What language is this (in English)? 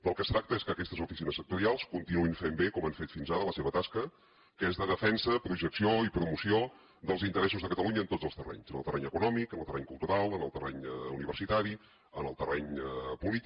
Catalan